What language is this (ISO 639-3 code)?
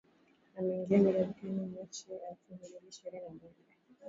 swa